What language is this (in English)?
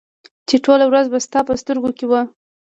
Pashto